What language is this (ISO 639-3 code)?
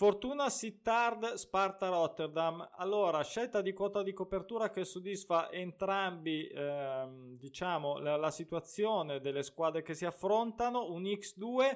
ita